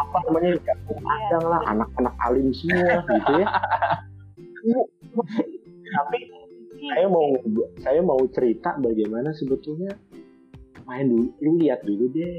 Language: Indonesian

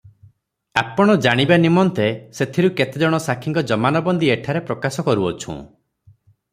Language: Odia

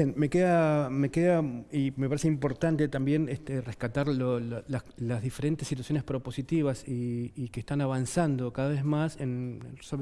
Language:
Spanish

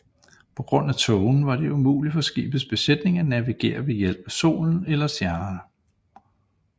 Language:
Danish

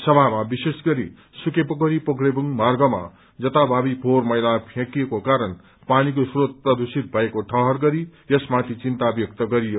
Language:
Nepali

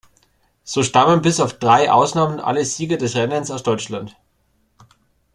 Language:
German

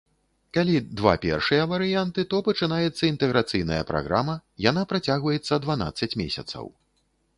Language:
Belarusian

